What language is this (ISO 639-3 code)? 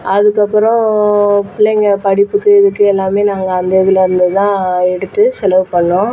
tam